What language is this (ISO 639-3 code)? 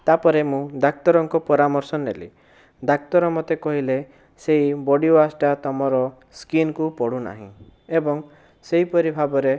ori